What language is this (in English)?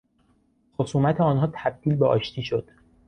Persian